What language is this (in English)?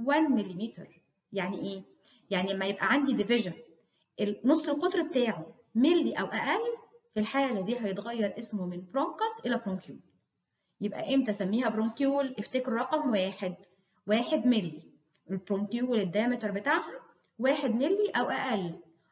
Arabic